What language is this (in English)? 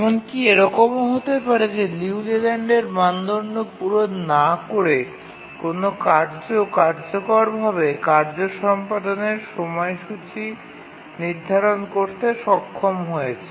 Bangla